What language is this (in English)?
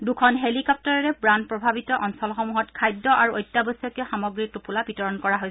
Assamese